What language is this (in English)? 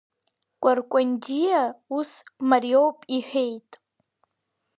Abkhazian